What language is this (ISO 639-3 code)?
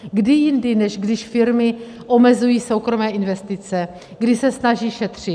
ces